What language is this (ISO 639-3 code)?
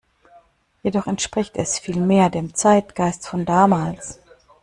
deu